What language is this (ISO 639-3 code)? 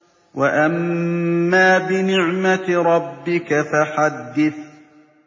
ara